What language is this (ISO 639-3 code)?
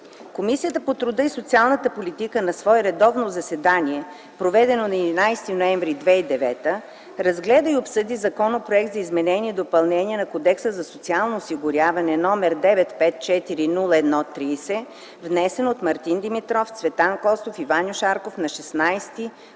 bul